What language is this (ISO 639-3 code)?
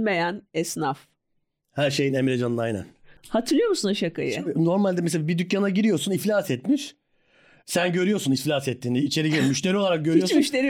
tur